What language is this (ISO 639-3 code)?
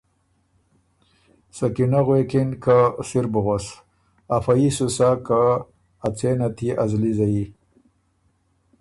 oru